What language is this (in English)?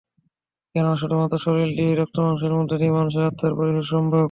Bangla